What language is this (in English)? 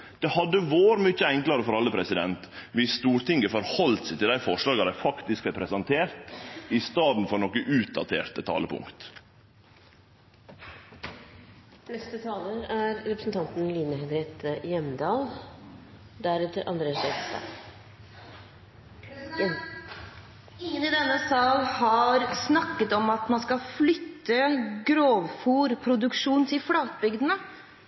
Norwegian